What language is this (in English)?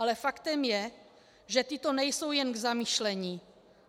Czech